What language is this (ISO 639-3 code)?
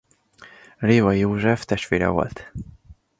hun